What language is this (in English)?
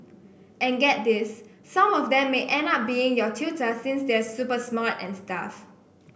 English